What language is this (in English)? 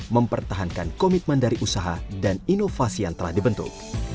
Indonesian